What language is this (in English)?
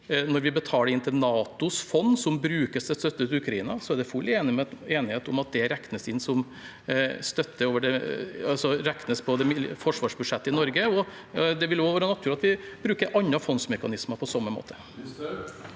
Norwegian